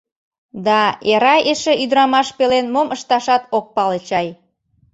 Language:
Mari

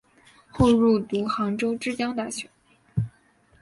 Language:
Chinese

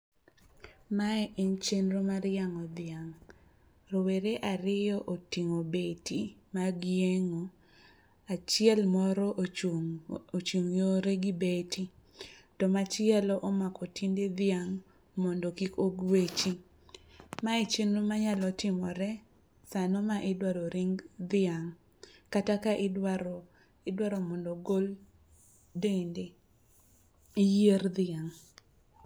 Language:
Luo (Kenya and Tanzania)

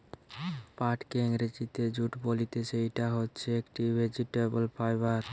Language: Bangla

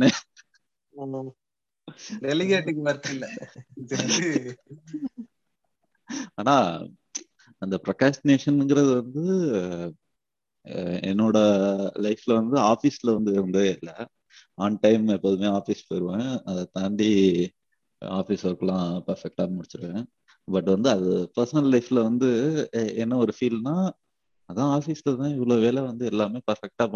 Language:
Tamil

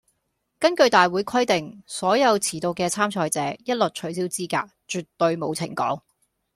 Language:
Cantonese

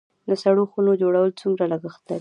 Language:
Pashto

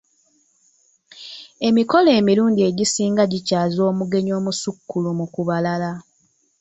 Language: Ganda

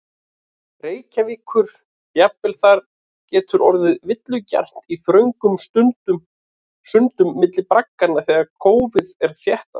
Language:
Icelandic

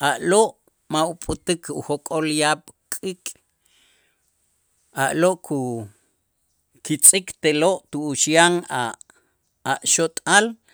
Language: Itzá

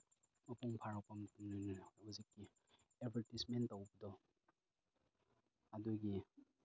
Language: Manipuri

